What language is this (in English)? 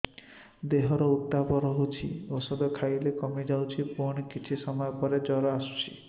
Odia